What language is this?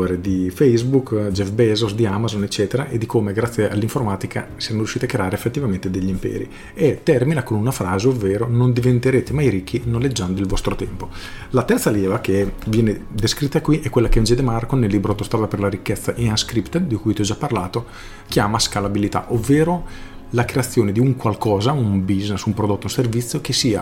Italian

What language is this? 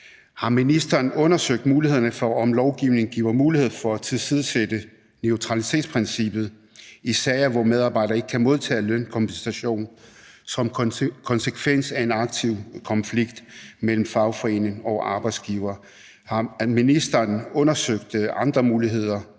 Danish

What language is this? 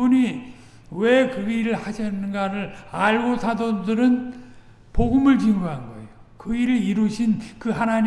Korean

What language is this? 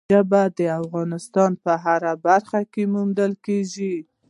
Pashto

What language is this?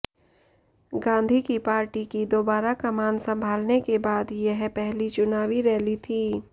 Hindi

